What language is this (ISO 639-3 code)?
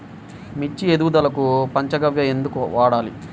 tel